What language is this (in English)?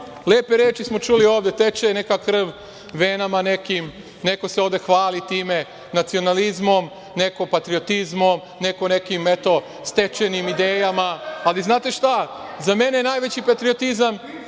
Serbian